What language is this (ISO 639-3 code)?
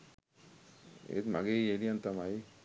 sin